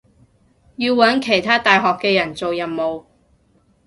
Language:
Cantonese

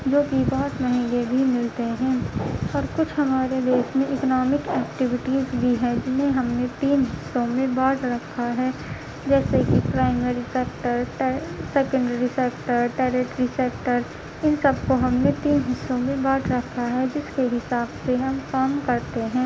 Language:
Urdu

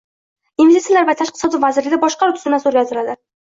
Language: Uzbek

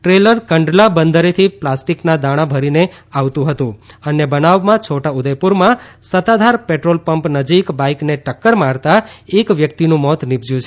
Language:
Gujarati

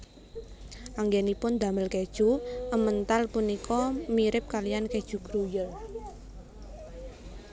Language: Javanese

